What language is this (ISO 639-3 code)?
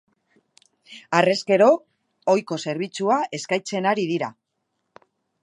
eus